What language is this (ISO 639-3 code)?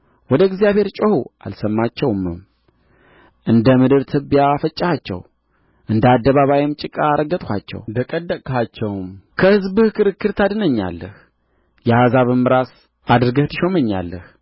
amh